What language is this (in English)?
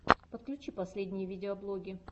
Russian